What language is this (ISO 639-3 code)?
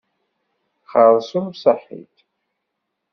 kab